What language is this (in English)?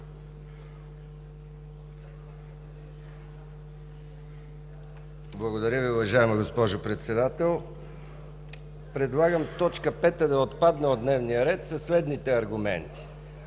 Bulgarian